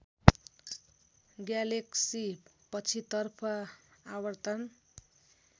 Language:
Nepali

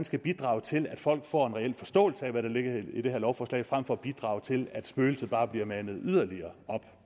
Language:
Danish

